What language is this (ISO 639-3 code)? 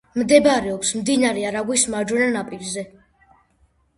kat